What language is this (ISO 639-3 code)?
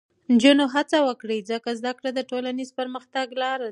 pus